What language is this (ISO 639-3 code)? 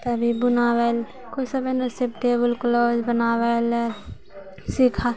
mai